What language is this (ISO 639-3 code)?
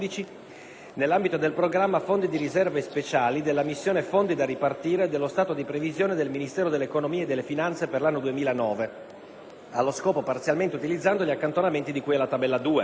ita